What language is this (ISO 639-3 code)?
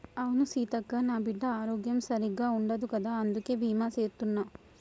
tel